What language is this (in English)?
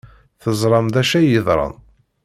Kabyle